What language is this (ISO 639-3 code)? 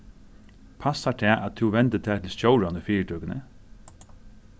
fao